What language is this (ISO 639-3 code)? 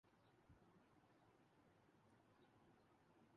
urd